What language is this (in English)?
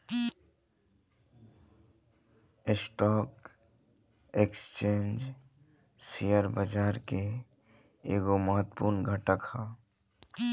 Bhojpuri